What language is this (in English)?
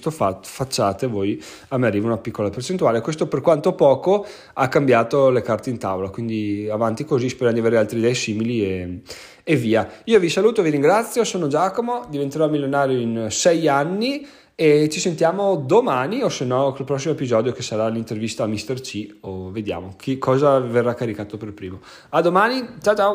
Italian